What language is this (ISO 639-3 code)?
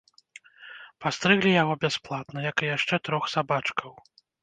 bel